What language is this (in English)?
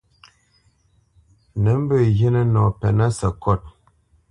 Bamenyam